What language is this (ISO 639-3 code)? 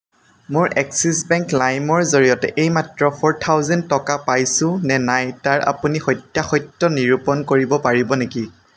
asm